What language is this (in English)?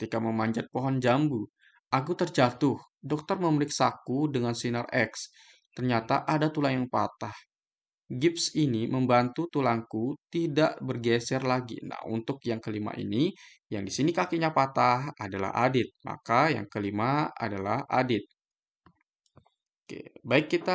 Indonesian